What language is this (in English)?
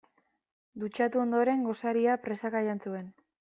Basque